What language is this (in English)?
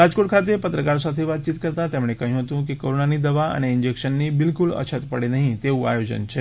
Gujarati